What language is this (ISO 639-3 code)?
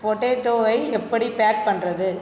tam